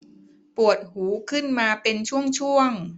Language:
Thai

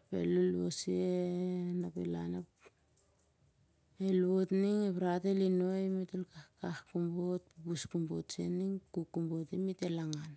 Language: Siar-Lak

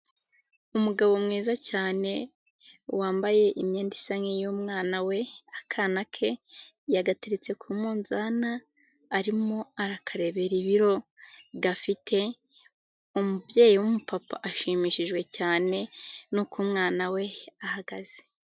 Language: Kinyarwanda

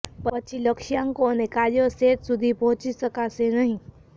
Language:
Gujarati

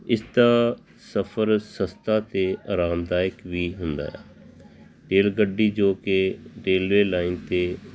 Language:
Punjabi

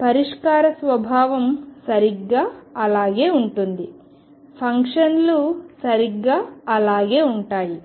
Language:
Telugu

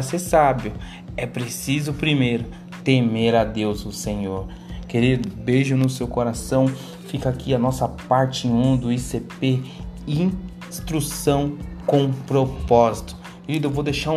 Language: Portuguese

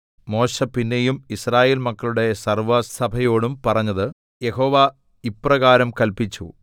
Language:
Malayalam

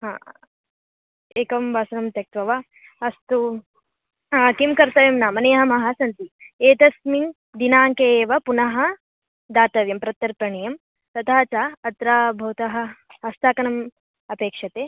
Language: Sanskrit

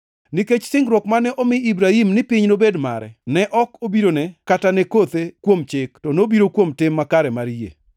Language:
Luo (Kenya and Tanzania)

